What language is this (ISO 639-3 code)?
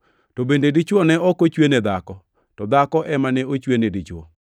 luo